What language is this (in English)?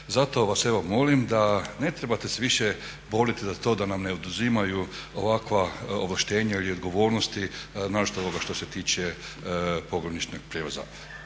Croatian